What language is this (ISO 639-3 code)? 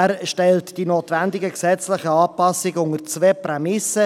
gsw